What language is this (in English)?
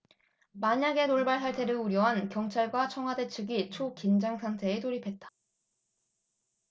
Korean